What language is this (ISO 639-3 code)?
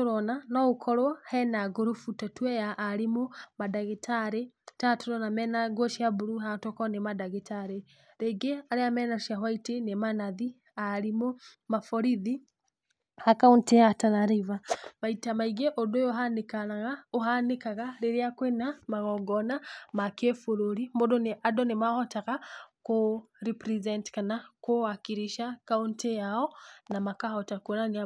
kik